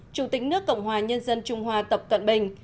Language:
Vietnamese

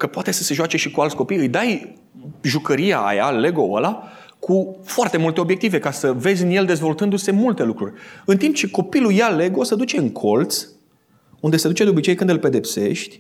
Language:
Romanian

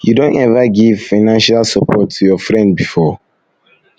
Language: Nigerian Pidgin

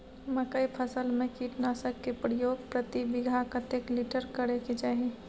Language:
Maithili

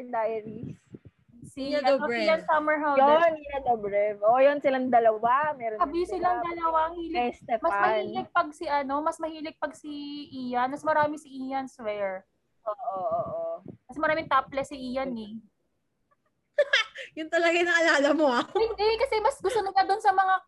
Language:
Filipino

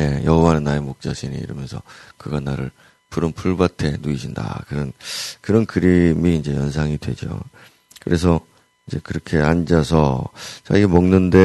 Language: Korean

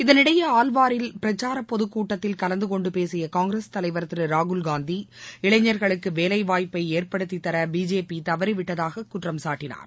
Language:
Tamil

